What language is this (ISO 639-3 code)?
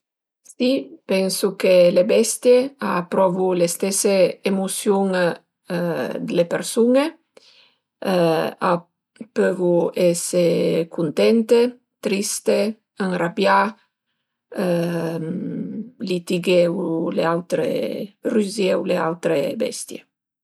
pms